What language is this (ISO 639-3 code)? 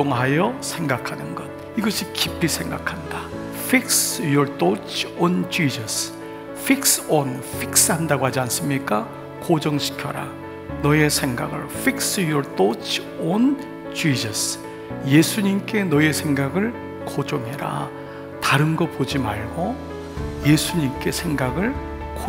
kor